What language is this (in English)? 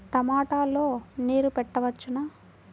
Telugu